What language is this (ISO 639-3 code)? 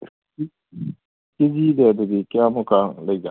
mni